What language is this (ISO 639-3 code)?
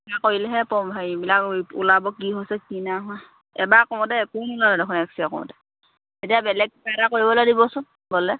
asm